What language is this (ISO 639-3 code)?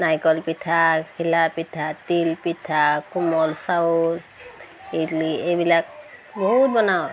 asm